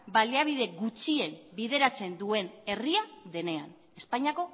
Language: Basque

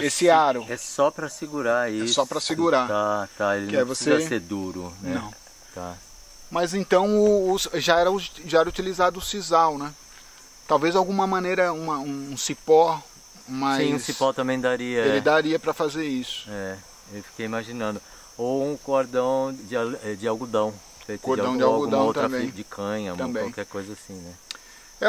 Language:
Portuguese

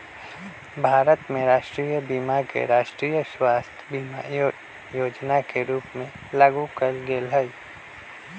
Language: Magahi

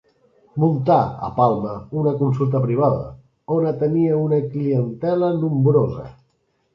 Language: Catalan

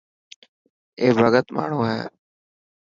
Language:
Dhatki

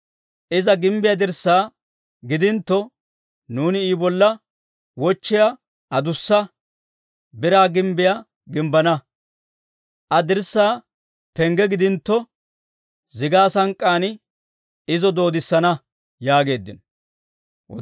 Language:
Dawro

